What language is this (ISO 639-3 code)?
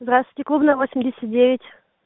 rus